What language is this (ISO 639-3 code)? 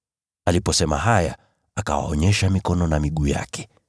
swa